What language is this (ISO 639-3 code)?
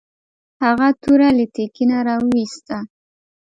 pus